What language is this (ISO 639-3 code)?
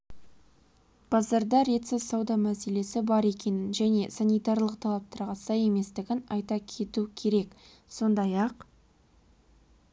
kaz